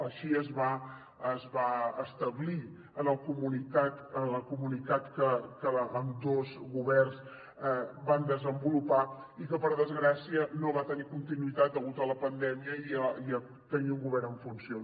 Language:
Catalan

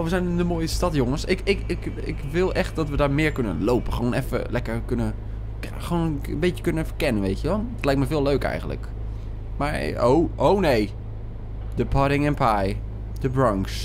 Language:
Dutch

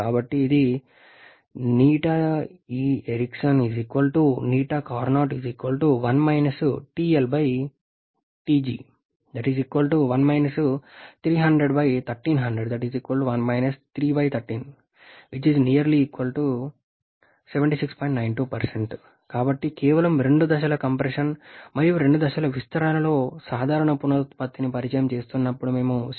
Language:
Telugu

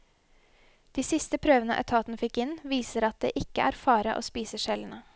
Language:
Norwegian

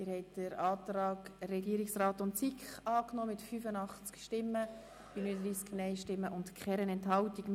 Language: Swiss German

